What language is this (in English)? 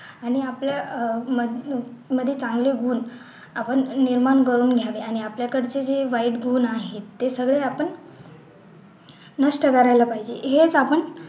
Marathi